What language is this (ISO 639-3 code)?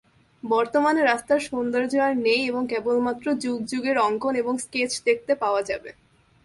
ben